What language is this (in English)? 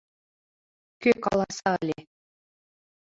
Mari